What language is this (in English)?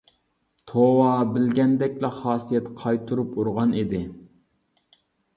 Uyghur